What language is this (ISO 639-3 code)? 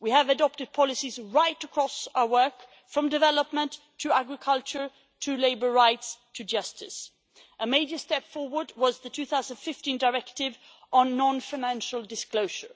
eng